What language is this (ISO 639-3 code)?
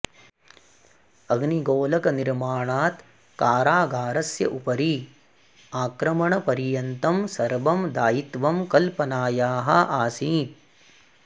san